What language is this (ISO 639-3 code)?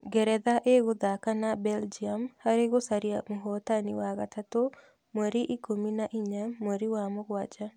kik